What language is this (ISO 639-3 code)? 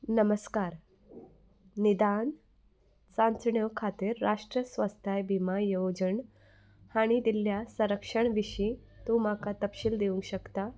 kok